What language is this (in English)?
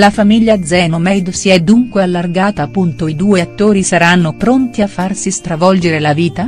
Italian